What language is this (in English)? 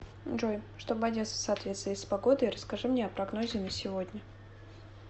Russian